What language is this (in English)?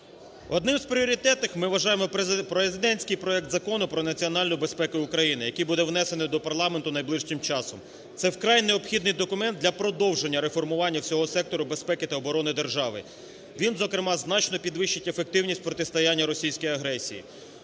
Ukrainian